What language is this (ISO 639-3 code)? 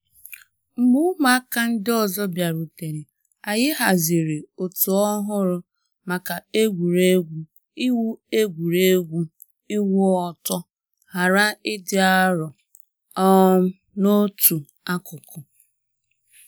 ibo